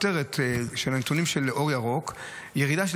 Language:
Hebrew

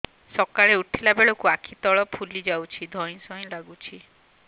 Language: Odia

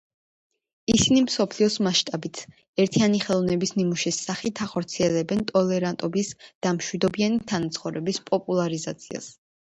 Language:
Georgian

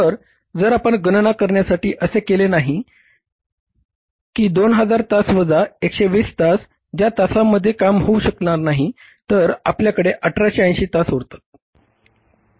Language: Marathi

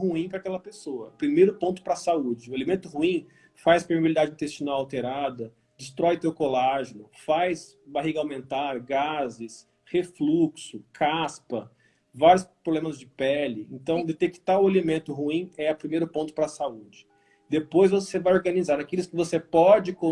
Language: Portuguese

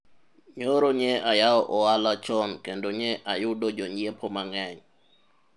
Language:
Luo (Kenya and Tanzania)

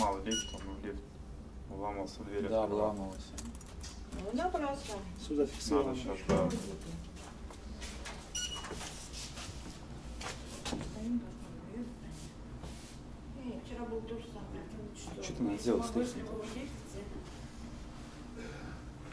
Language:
Russian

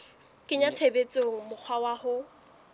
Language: Southern Sotho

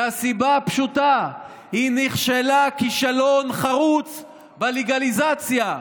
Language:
Hebrew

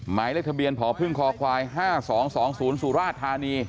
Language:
Thai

